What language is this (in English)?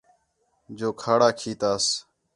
Khetrani